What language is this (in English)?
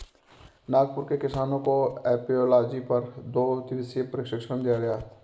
Hindi